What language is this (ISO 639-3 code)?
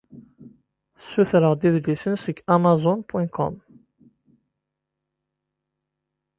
kab